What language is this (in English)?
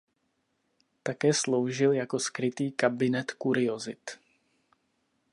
Czech